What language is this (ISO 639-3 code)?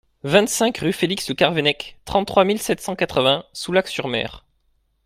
fra